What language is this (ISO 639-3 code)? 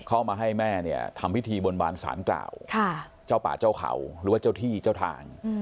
tha